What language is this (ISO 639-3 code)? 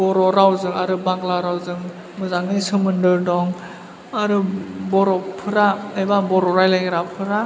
brx